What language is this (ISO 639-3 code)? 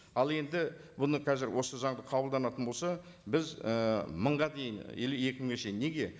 kaz